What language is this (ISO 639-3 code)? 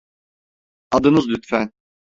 tur